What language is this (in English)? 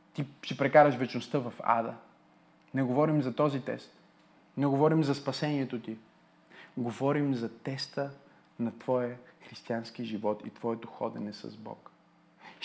Bulgarian